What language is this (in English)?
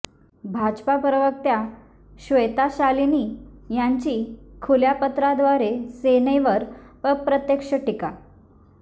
Marathi